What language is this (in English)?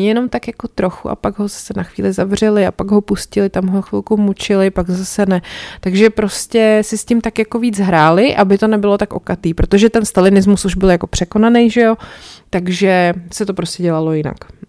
Czech